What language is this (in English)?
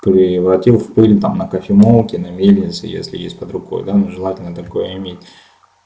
Russian